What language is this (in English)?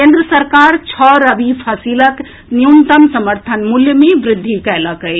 Maithili